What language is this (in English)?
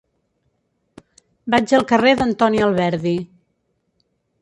Catalan